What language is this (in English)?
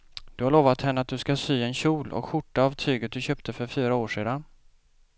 Swedish